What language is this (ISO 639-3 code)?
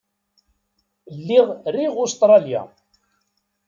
kab